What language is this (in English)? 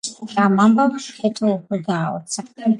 Georgian